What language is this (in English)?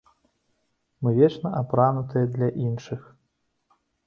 Belarusian